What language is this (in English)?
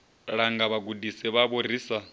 Venda